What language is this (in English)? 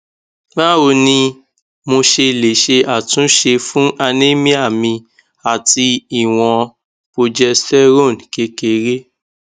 Yoruba